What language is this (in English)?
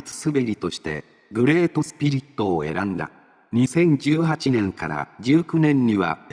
Japanese